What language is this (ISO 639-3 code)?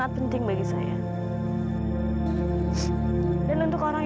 ind